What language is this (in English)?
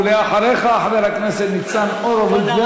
Hebrew